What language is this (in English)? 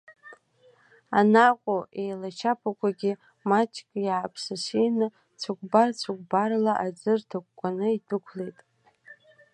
Abkhazian